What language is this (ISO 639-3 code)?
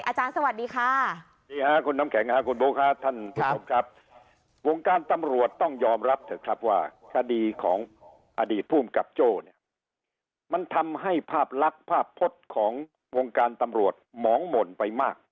tha